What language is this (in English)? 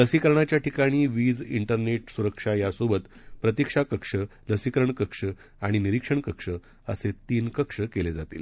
Marathi